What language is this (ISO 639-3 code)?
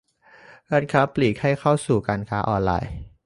tha